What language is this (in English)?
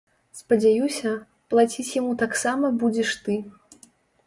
Belarusian